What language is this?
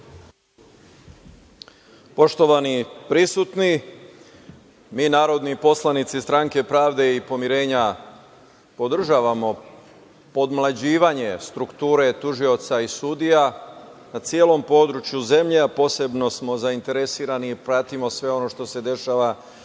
Serbian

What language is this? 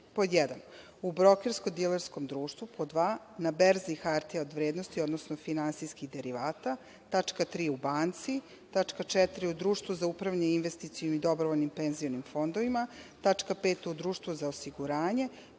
Serbian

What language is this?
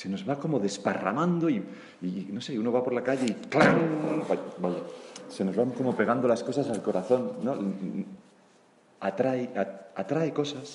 Spanish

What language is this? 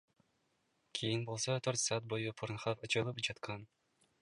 Kyrgyz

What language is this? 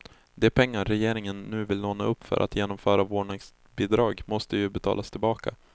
Swedish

